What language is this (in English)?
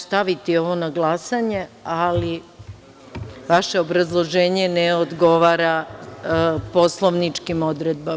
Serbian